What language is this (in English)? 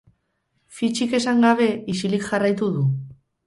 Basque